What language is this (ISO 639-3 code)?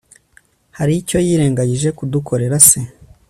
kin